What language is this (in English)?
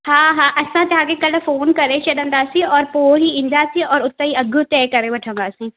Sindhi